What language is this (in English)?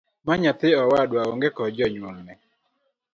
Luo (Kenya and Tanzania)